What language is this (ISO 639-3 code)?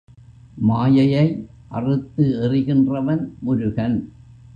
tam